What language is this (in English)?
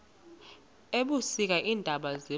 Xhosa